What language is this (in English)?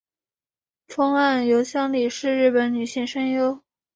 Chinese